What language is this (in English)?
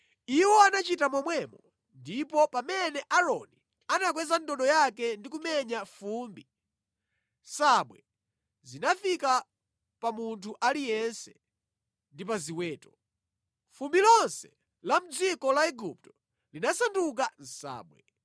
Nyanja